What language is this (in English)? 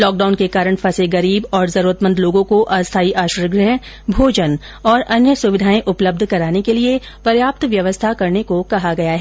Hindi